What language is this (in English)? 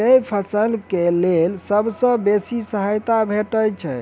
Maithili